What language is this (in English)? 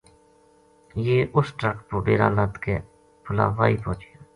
Gujari